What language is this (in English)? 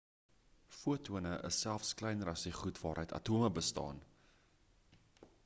Afrikaans